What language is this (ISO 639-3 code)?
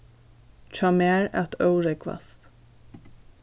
fao